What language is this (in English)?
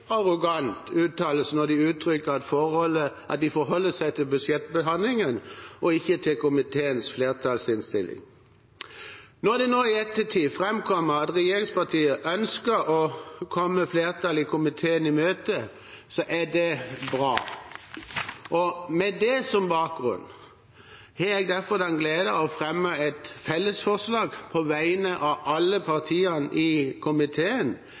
Norwegian Bokmål